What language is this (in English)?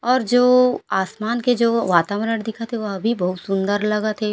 Chhattisgarhi